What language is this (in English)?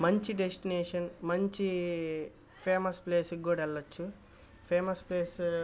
Telugu